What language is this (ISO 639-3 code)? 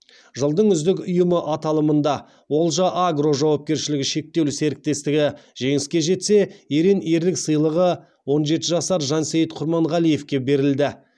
kaz